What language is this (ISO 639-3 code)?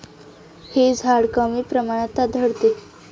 mar